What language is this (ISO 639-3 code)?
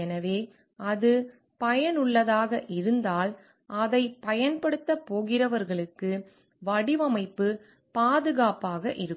tam